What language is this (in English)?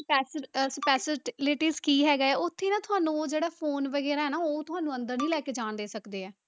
Punjabi